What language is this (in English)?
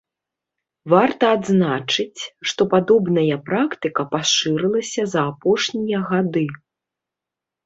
Belarusian